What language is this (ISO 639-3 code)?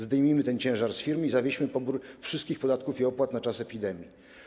pol